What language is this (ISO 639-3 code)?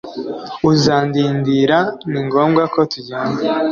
kin